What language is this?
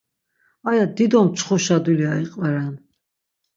Laz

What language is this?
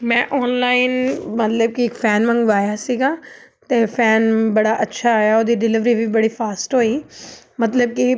Punjabi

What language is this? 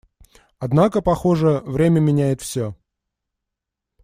Russian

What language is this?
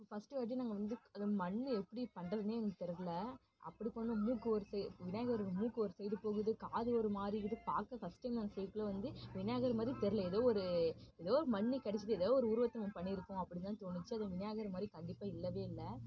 Tamil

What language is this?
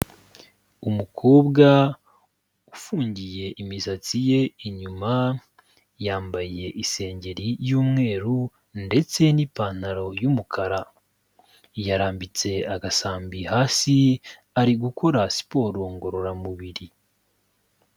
Kinyarwanda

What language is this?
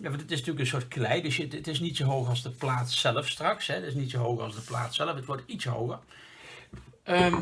Dutch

